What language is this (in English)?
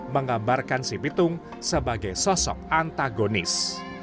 Indonesian